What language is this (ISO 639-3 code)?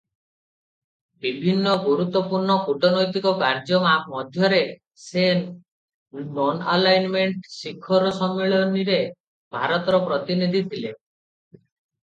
ori